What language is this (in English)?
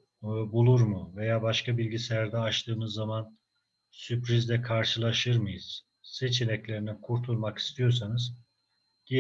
Turkish